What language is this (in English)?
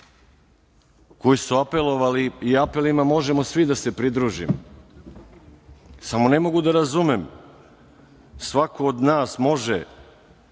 Serbian